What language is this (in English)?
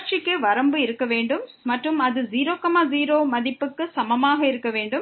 Tamil